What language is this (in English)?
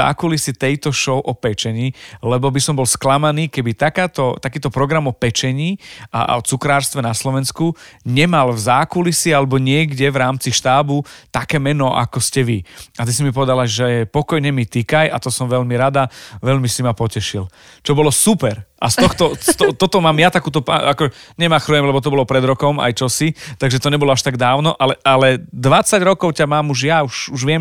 Slovak